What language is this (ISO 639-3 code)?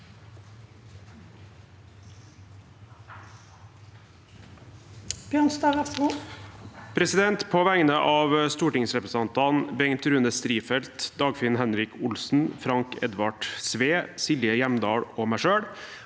nor